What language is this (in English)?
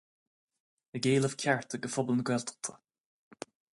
Irish